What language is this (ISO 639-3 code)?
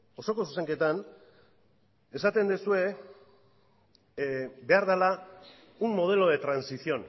eus